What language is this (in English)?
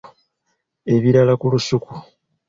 Ganda